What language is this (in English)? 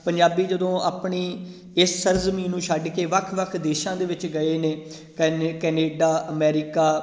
Punjabi